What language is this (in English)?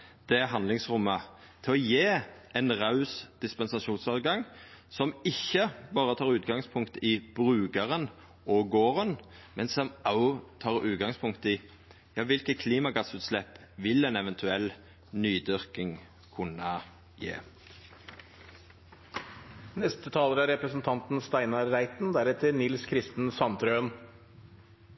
Norwegian